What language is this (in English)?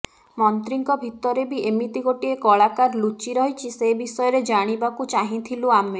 Odia